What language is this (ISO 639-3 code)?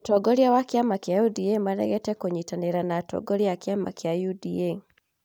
kik